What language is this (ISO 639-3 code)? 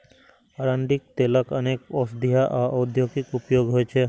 mai